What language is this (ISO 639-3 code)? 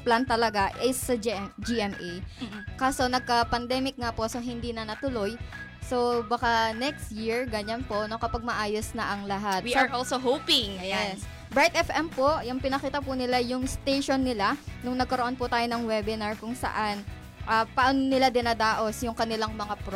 fil